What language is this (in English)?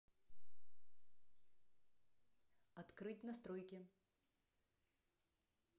Russian